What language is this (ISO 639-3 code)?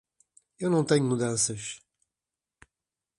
por